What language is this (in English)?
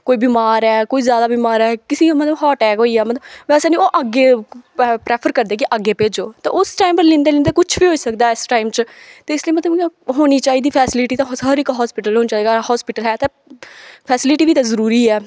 Dogri